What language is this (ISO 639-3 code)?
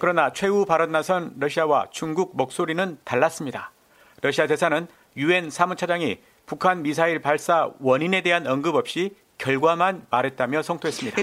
kor